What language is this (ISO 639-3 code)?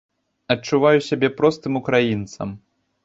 bel